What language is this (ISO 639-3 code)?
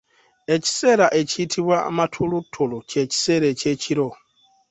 lug